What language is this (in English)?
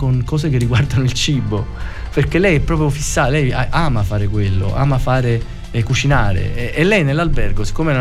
Italian